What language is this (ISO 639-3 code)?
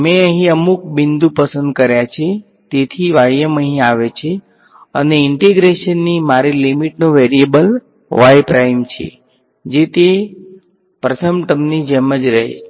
guj